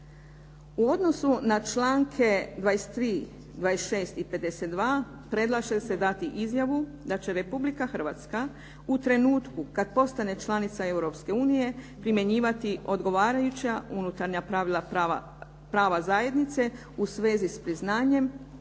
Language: Croatian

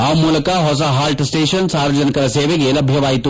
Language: Kannada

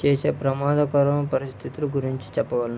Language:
Telugu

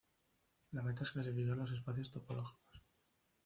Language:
Spanish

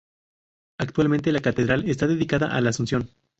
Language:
Spanish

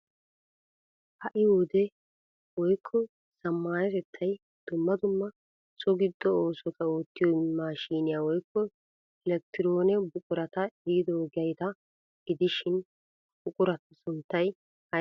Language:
Wolaytta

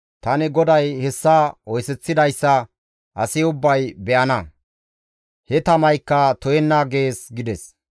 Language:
Gamo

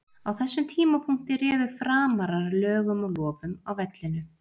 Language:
Icelandic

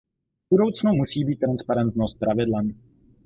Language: Czech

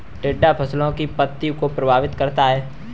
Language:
Hindi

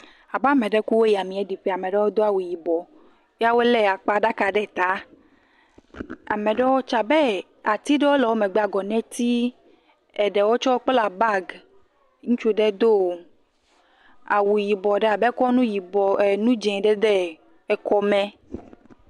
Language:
Ewe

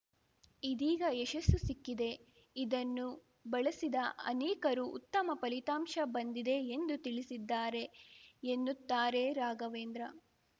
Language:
Kannada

